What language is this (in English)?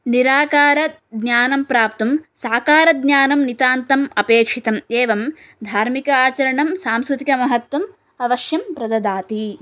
Sanskrit